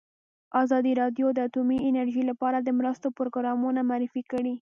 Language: Pashto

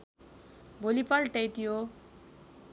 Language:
Nepali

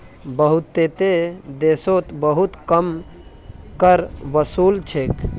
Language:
Magahi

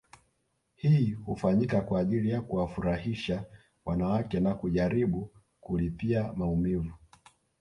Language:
Swahili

